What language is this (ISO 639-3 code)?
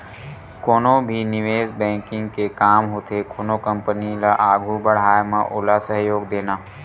hne